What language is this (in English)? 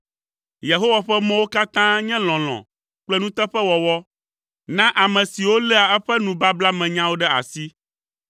Ewe